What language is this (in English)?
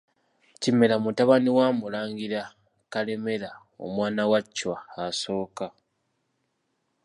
Ganda